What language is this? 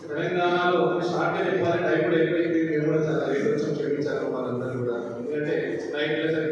Arabic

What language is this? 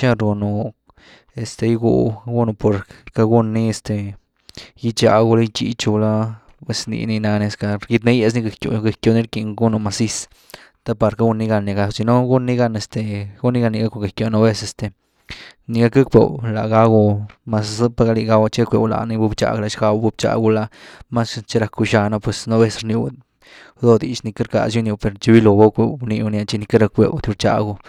Güilá Zapotec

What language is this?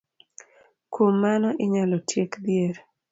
Luo (Kenya and Tanzania)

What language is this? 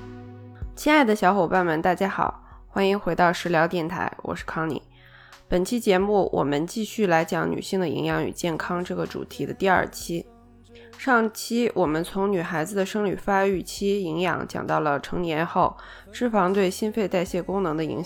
Chinese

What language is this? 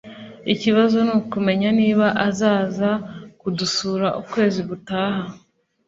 Kinyarwanda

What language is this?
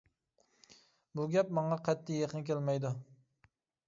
Uyghur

